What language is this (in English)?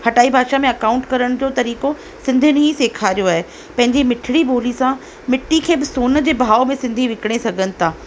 Sindhi